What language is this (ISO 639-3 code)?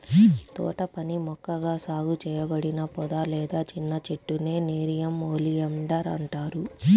tel